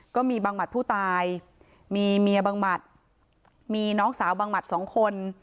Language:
Thai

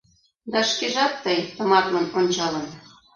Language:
Mari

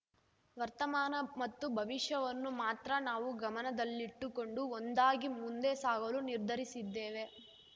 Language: Kannada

